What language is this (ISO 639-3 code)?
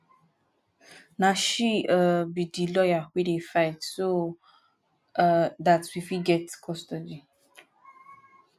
pcm